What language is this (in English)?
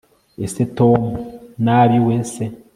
Kinyarwanda